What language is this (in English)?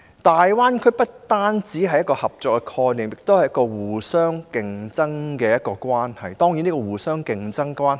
Cantonese